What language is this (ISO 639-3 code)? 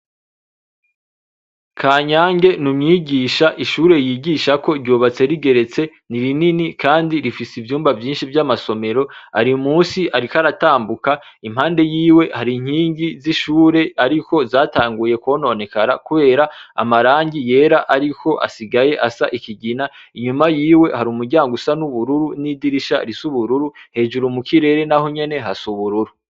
run